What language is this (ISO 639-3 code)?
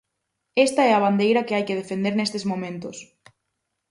glg